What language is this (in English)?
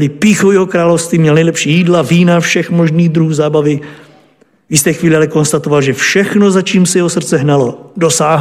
Czech